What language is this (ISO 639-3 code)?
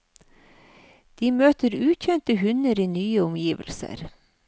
nor